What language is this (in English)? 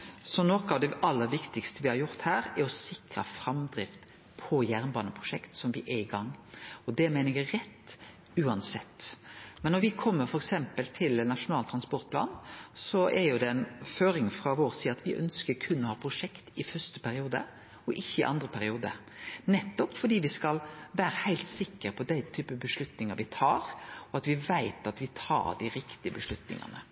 Norwegian Nynorsk